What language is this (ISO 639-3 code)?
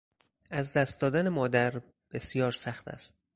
fas